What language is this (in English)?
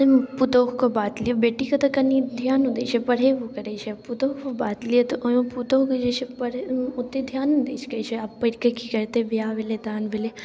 Maithili